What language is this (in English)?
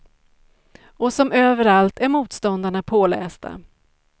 Swedish